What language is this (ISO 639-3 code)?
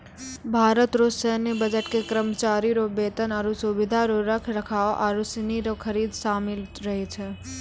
mai